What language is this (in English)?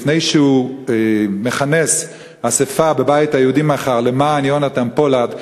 Hebrew